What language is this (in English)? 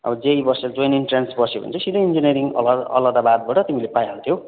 Nepali